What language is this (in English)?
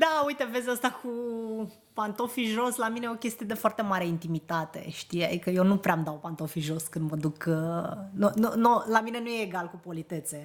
Romanian